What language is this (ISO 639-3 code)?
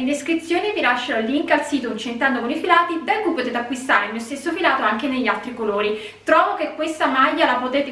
ita